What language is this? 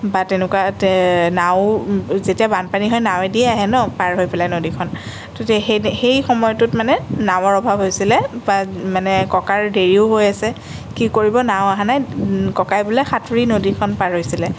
Assamese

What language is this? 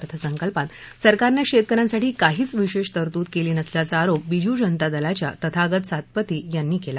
Marathi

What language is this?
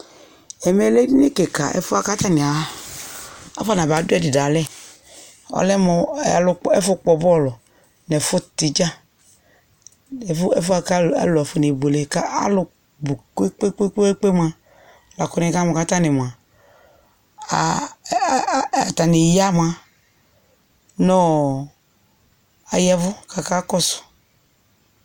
Ikposo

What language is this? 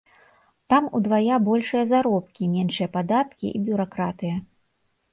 Belarusian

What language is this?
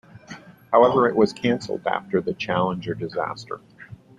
English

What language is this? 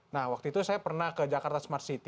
Indonesian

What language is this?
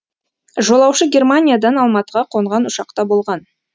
Kazakh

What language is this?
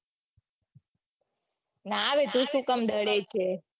Gujarati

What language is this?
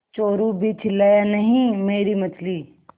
Hindi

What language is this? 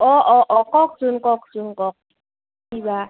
Assamese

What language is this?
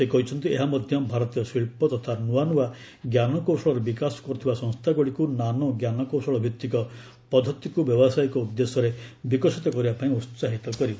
Odia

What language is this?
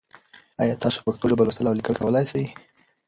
Pashto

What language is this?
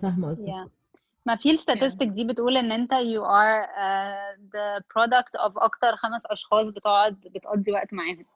Arabic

